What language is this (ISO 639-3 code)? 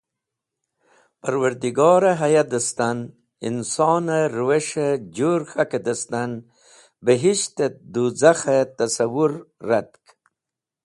wbl